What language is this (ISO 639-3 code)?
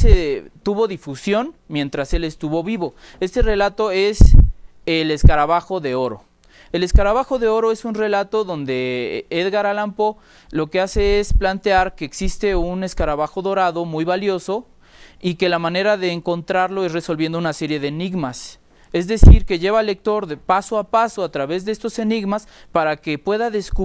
spa